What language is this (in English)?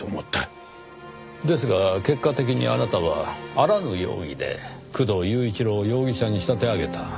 Japanese